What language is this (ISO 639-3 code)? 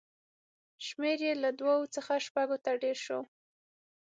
pus